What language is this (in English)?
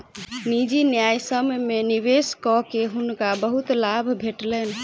Maithili